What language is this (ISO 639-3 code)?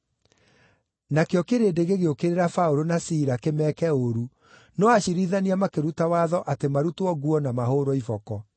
kik